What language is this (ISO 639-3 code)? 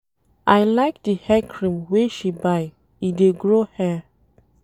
pcm